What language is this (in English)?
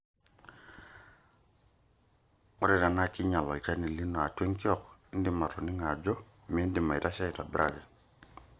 Masai